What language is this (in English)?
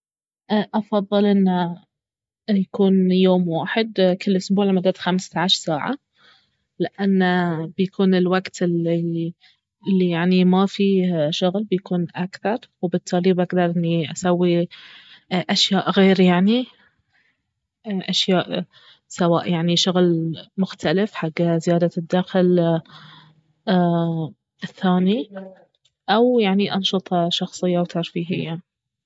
Baharna Arabic